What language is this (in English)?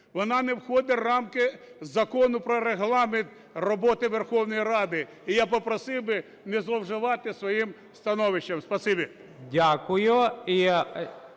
Ukrainian